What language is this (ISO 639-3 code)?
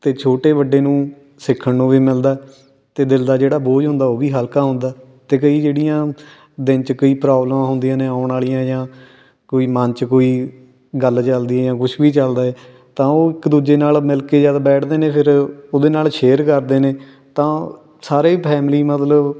pan